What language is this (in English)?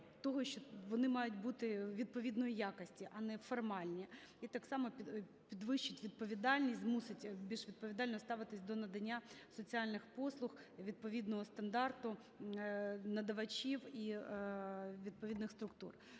Ukrainian